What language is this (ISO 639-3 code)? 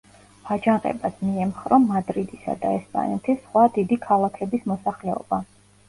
kat